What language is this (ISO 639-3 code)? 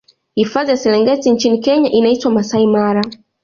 swa